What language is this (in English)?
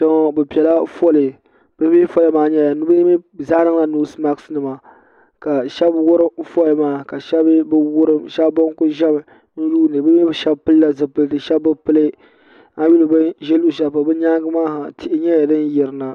Dagbani